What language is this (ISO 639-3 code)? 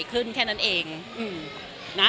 tha